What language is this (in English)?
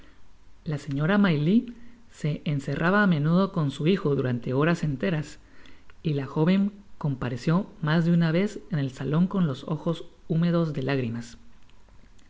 Spanish